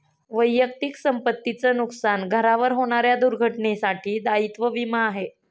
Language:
Marathi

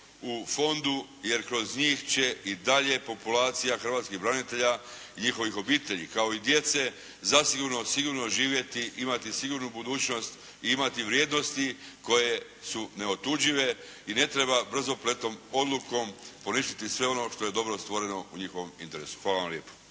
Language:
Croatian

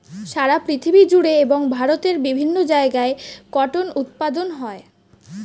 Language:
Bangla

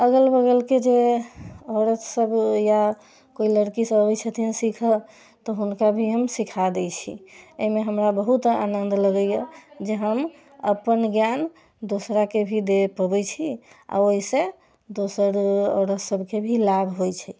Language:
Maithili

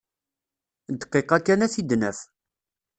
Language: Kabyle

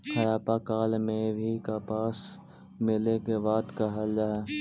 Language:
Magahi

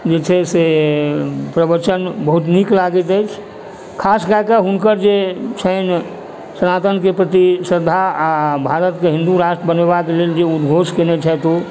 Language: Maithili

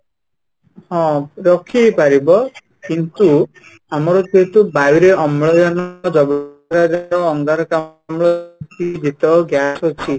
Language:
Odia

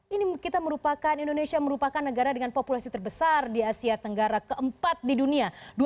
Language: Indonesian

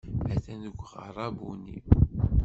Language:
Kabyle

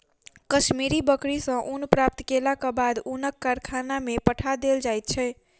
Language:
Maithili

